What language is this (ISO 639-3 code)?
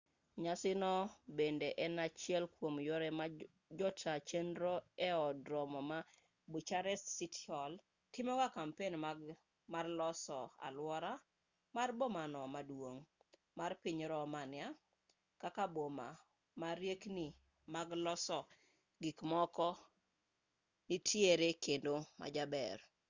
luo